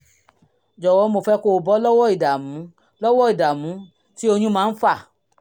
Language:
Yoruba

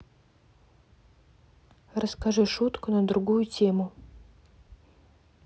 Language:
Russian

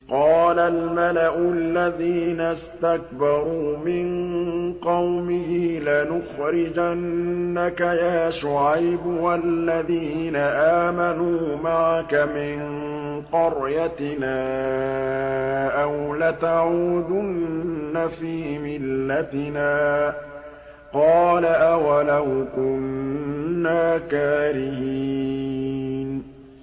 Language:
Arabic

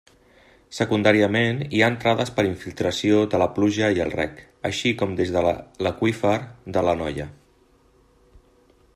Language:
Catalan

